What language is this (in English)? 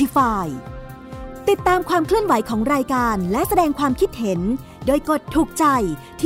Thai